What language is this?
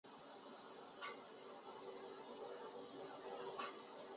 Chinese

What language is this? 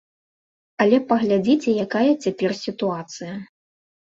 Belarusian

